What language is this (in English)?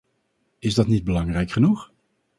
Dutch